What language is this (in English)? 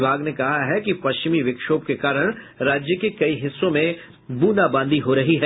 Hindi